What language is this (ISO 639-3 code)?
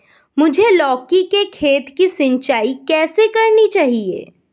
hin